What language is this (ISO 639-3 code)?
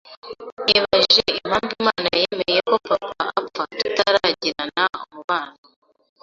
kin